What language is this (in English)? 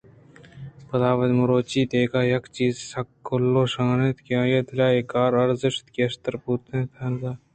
Eastern Balochi